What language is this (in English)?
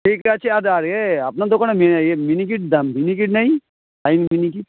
Bangla